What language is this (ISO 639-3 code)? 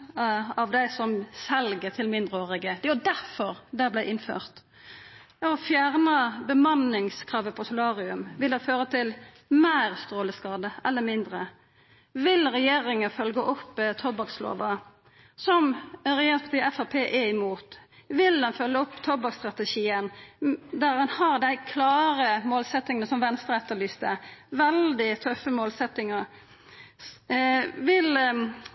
nno